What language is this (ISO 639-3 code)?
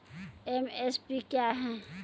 mai